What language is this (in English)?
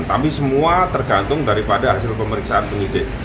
Indonesian